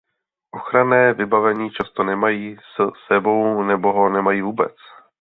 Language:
Czech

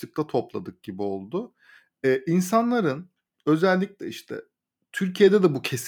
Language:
Turkish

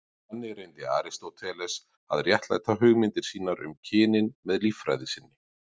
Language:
Icelandic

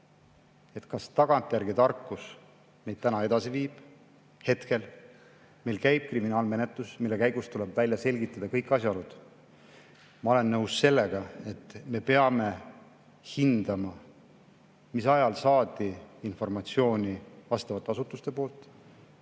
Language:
Estonian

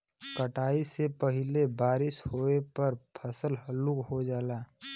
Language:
Bhojpuri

